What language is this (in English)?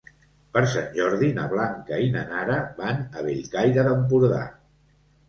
Catalan